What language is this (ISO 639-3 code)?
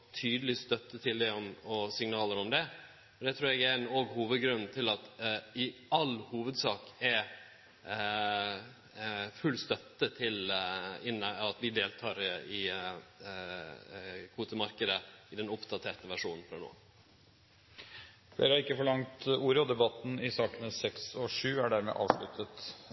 nor